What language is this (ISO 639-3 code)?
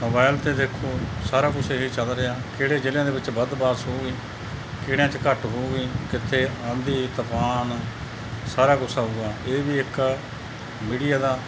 pan